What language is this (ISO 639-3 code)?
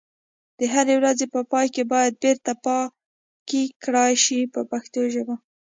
pus